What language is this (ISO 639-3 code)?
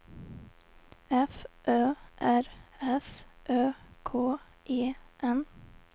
swe